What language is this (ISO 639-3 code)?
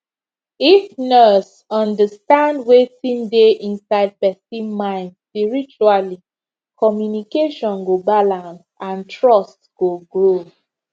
pcm